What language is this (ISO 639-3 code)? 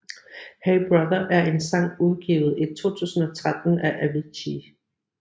dan